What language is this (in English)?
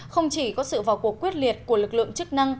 Vietnamese